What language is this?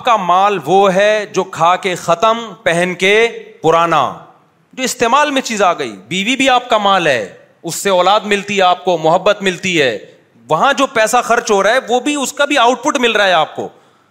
Urdu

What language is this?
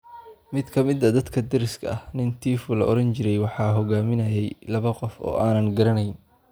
Somali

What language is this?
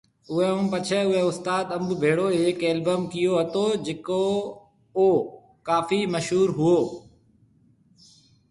Marwari (Pakistan)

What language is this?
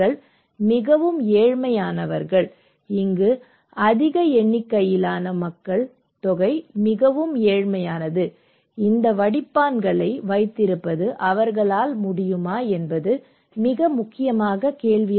Tamil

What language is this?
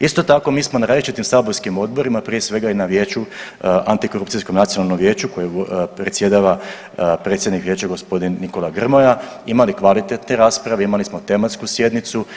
Croatian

